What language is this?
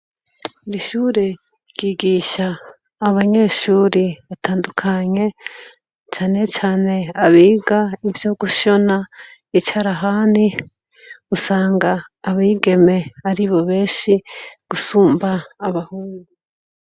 Rundi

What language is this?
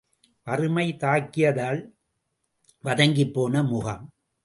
Tamil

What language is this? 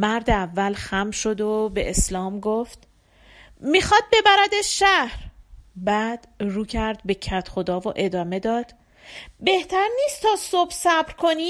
Persian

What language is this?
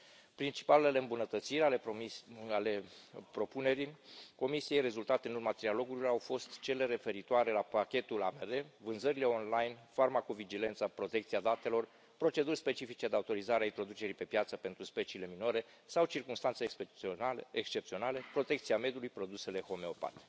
Romanian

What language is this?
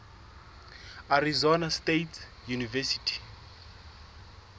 Southern Sotho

